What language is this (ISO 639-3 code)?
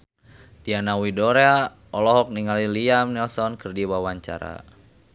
sun